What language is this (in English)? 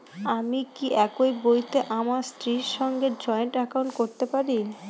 Bangla